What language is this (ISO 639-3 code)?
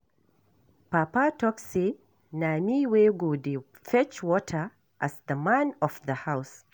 pcm